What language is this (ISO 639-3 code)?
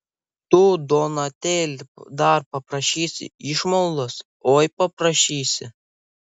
lit